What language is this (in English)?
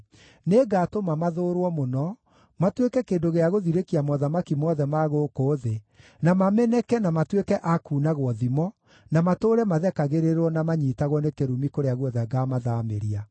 Kikuyu